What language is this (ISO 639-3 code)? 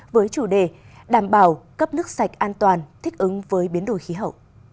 vie